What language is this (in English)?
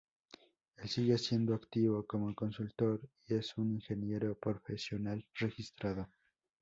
Spanish